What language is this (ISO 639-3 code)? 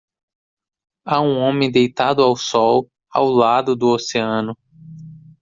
por